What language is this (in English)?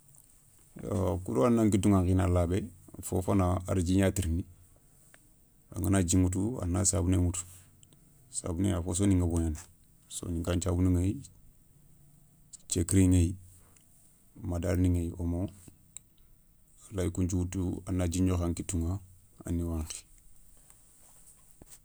Soninke